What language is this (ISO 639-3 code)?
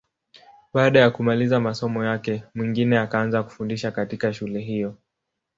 swa